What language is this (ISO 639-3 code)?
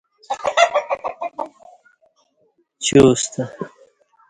bsh